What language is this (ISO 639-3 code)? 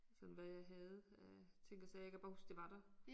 dan